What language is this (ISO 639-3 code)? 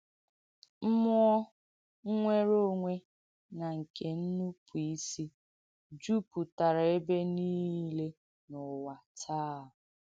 ibo